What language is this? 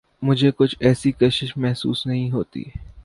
Urdu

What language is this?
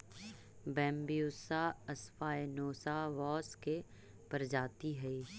Magahi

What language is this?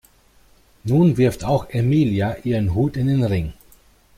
German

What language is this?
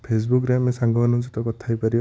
Odia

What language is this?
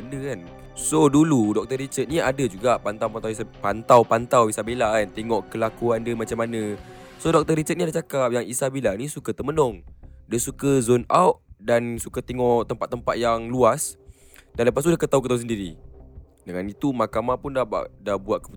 Malay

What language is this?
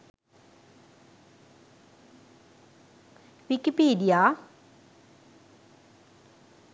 Sinhala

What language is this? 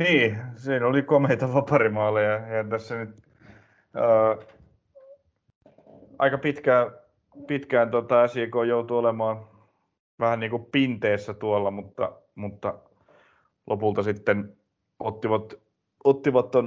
Finnish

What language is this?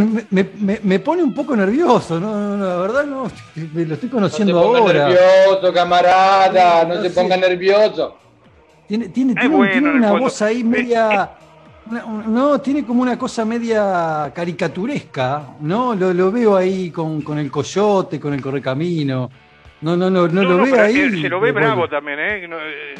Spanish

